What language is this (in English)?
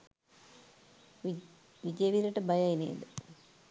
Sinhala